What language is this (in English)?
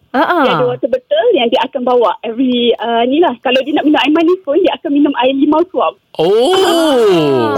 Malay